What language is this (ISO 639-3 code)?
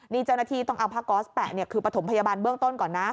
tha